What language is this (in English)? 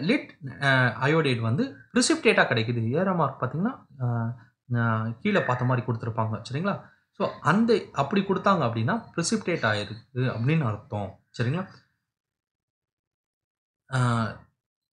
Dutch